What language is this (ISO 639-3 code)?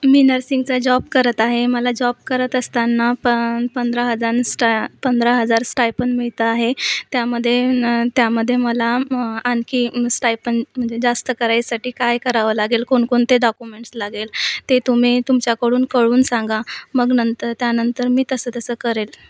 mar